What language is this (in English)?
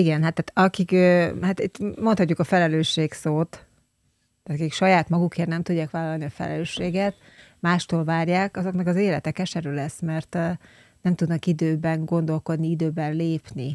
Hungarian